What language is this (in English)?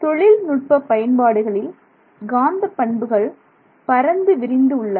Tamil